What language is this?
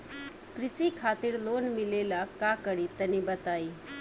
Bhojpuri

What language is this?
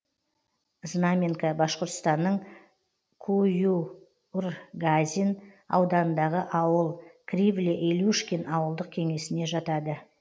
Kazakh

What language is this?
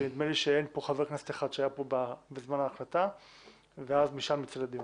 Hebrew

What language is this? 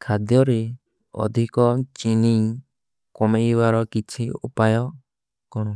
Kui (India)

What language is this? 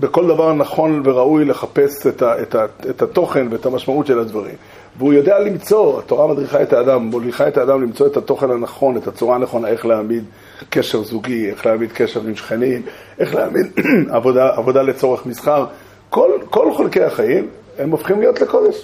Hebrew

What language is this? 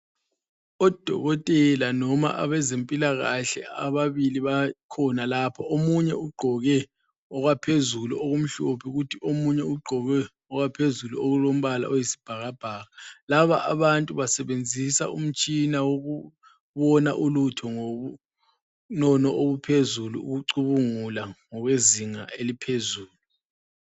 North Ndebele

